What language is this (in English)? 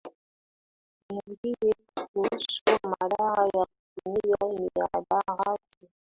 Swahili